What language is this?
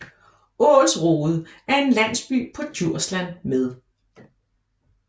Danish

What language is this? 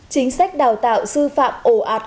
Vietnamese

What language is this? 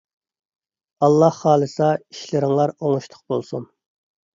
Uyghur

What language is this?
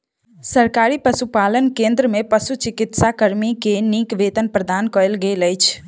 Maithili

